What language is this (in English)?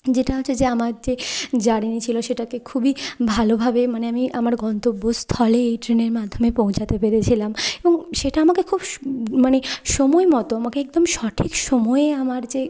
Bangla